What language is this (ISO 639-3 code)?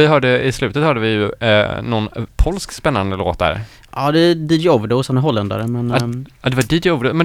swe